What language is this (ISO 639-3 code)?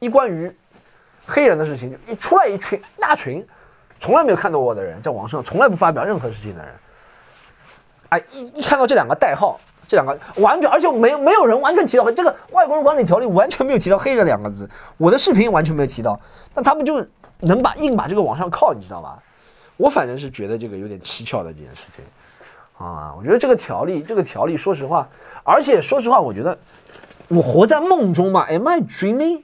zho